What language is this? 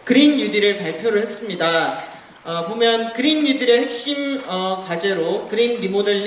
Korean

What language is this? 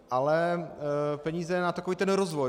Czech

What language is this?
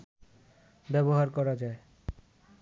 Bangla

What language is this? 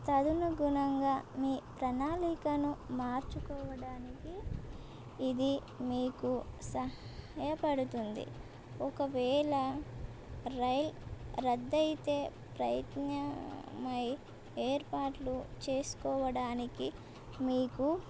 Telugu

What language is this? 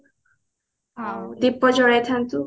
Odia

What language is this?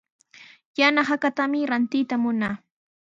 Sihuas Ancash Quechua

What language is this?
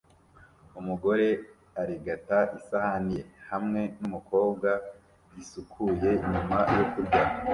Kinyarwanda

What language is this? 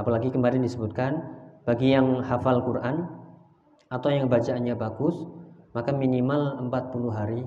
Indonesian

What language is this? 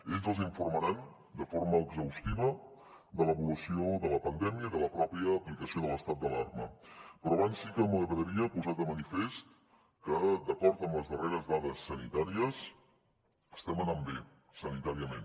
Catalan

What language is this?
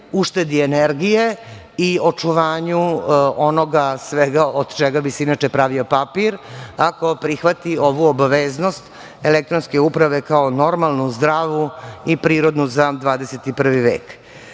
Serbian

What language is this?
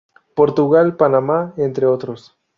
Spanish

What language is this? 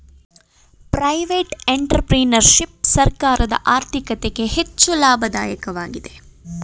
Kannada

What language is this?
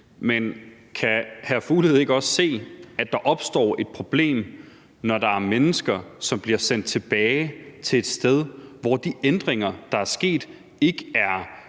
Danish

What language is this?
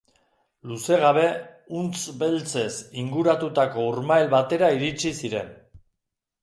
Basque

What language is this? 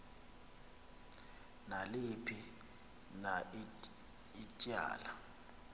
Xhosa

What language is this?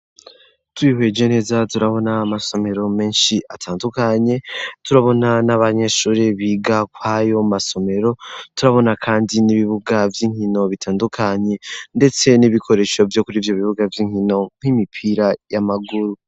Rundi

